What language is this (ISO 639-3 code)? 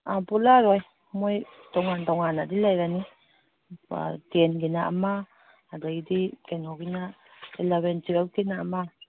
mni